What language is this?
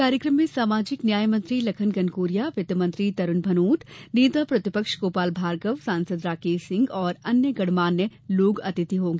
Hindi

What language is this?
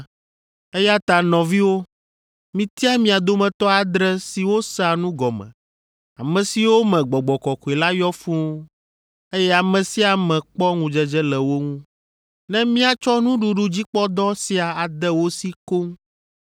Ewe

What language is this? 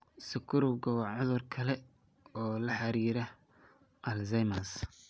Somali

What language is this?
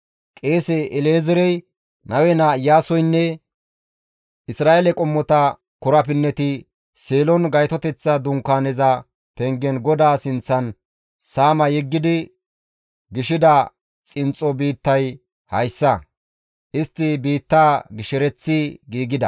Gamo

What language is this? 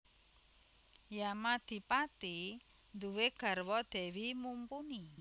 Javanese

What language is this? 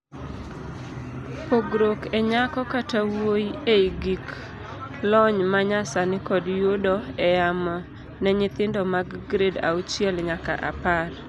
Luo (Kenya and Tanzania)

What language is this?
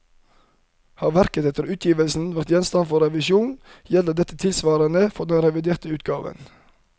Norwegian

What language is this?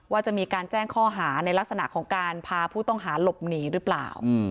Thai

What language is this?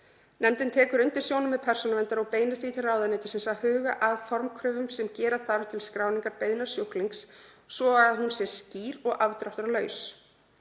Icelandic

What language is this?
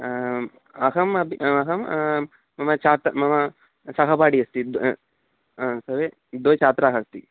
Sanskrit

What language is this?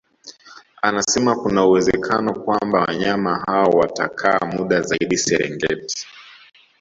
Swahili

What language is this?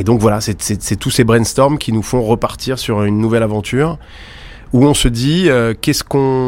French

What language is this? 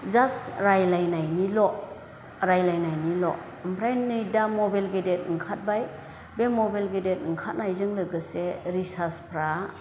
Bodo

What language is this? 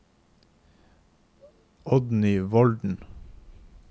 Norwegian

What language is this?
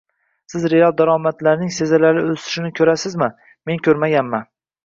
Uzbek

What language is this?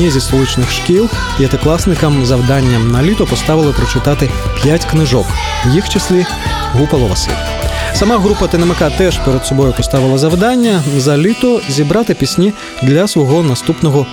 Ukrainian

